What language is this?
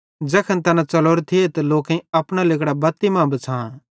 Bhadrawahi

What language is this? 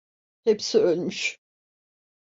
Turkish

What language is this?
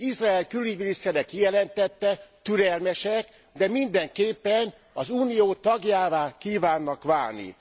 Hungarian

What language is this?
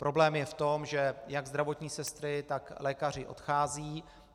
Czech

